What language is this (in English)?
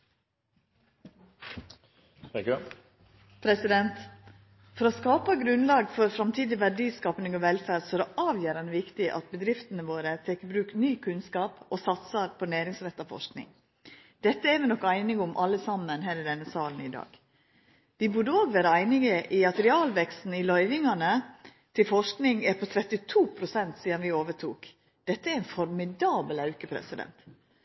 Norwegian